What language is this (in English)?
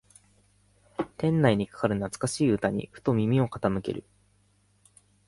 Japanese